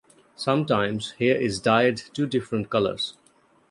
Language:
English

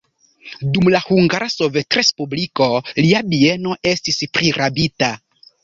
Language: Esperanto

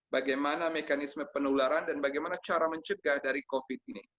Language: Indonesian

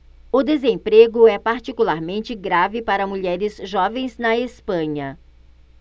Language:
Portuguese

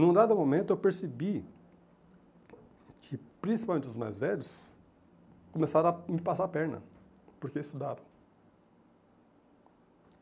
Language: Portuguese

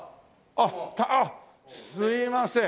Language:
Japanese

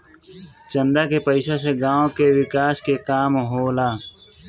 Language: Bhojpuri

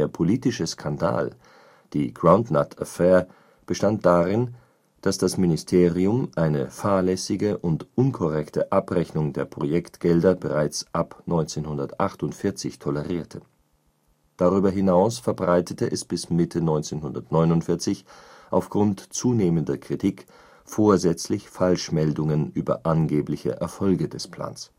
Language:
German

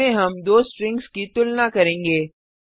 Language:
Hindi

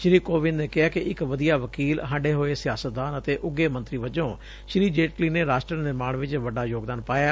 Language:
Punjabi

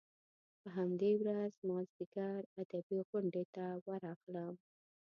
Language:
Pashto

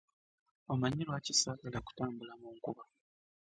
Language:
Ganda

